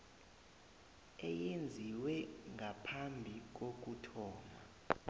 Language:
South Ndebele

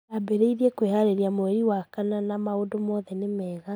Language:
Kikuyu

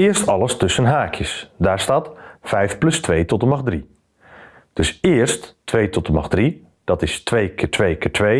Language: Dutch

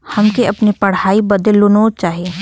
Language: Bhojpuri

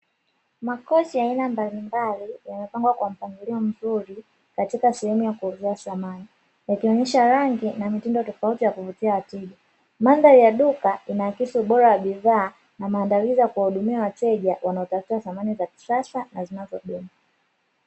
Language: Swahili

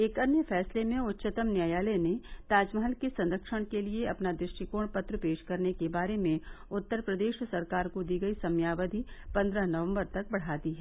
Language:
Hindi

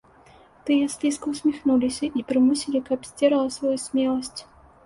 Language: Belarusian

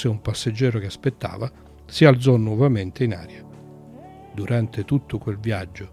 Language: Italian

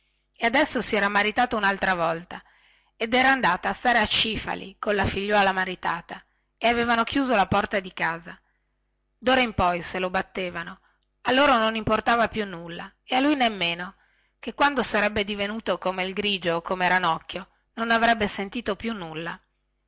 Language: Italian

